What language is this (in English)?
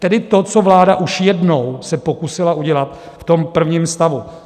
Czech